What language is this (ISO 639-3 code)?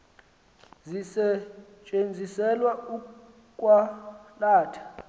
xho